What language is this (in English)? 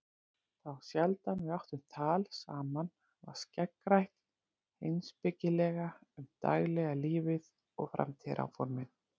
Icelandic